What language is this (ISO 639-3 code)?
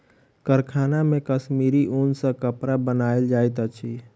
mai